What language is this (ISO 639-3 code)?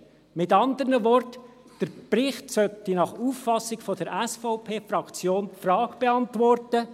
gsw